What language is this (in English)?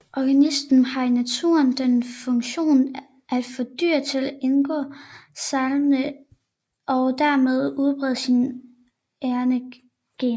Danish